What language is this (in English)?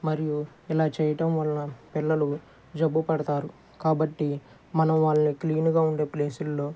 Telugu